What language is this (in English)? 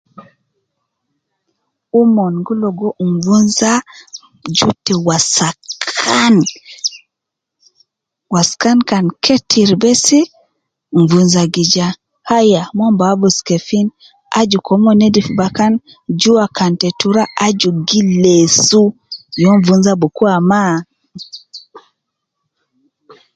Nubi